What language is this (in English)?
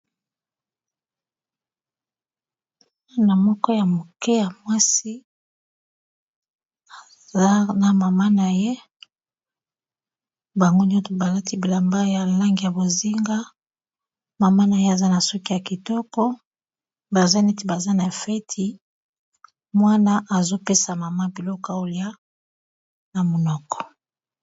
Lingala